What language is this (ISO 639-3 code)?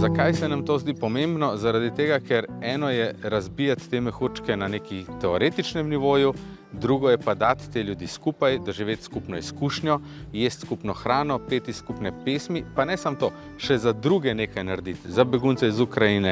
tur